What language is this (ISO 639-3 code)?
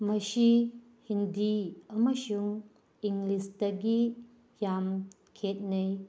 mni